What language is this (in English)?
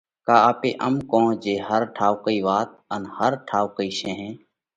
Parkari Koli